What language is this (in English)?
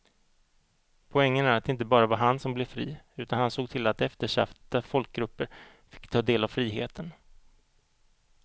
Swedish